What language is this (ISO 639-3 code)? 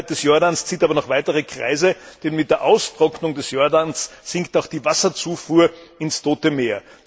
deu